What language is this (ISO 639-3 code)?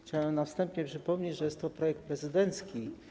pol